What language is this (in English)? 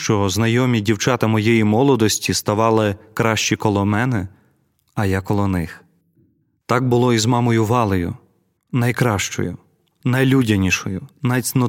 Ukrainian